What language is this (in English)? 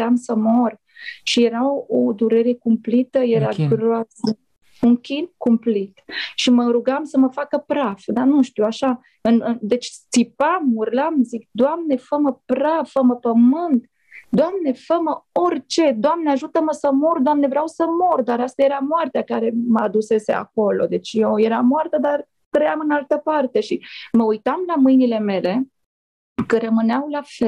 Romanian